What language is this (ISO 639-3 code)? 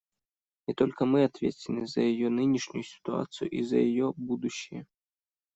rus